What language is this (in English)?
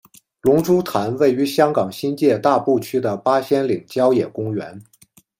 Chinese